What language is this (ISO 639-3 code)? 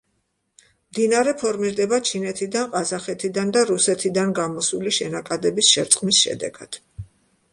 kat